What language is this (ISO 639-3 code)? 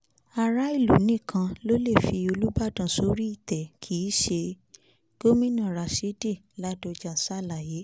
yor